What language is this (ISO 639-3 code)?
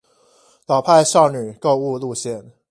zho